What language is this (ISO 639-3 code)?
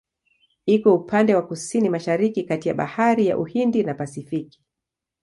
swa